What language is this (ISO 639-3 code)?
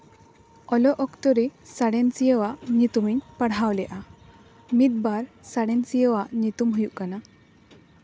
sat